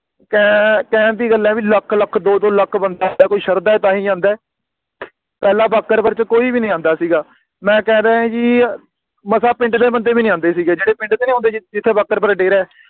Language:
Punjabi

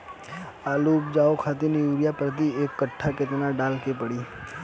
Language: Bhojpuri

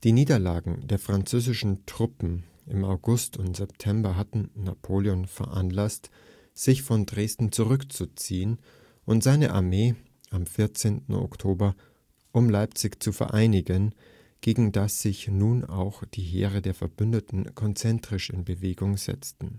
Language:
German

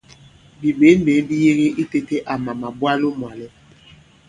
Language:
Bankon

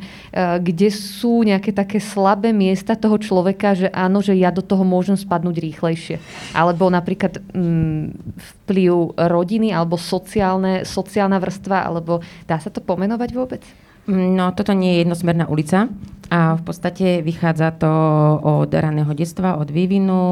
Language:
Slovak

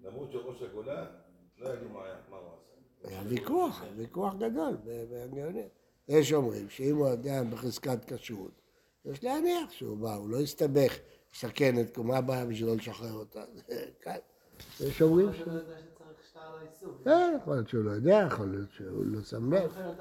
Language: Hebrew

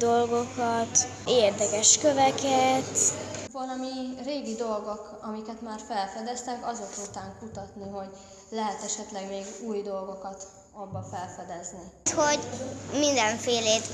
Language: Hungarian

